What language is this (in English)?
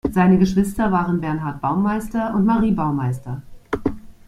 German